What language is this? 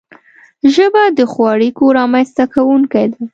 Pashto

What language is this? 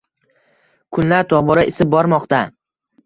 Uzbek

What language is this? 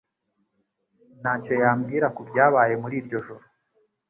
Kinyarwanda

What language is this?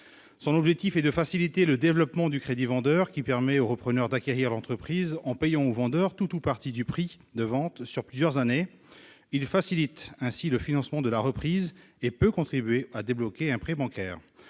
French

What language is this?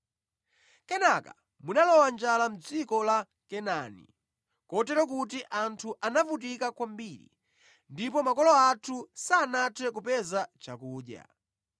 Nyanja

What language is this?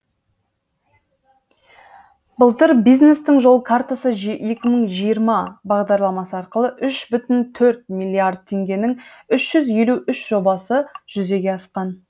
Kazakh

